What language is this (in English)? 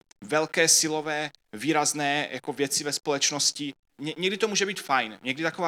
Czech